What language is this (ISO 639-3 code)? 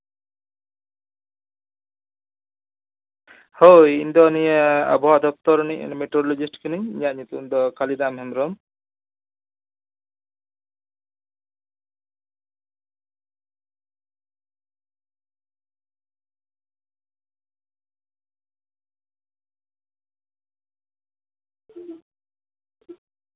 sat